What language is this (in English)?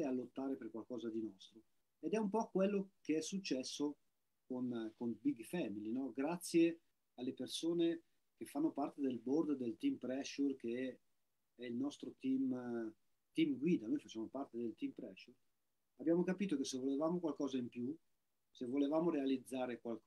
Italian